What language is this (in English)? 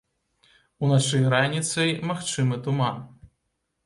Belarusian